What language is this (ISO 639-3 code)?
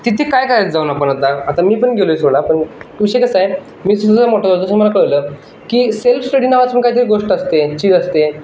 mar